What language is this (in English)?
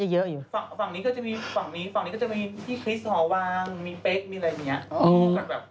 Thai